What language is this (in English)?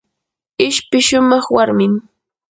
Yanahuanca Pasco Quechua